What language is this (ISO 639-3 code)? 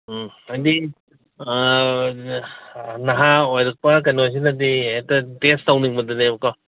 mni